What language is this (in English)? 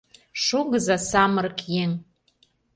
Mari